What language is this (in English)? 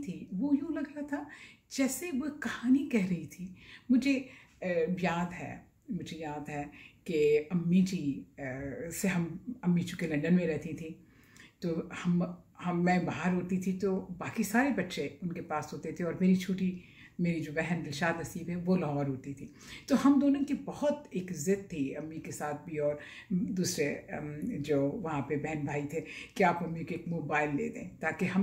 Hindi